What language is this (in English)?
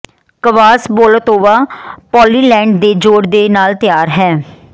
Punjabi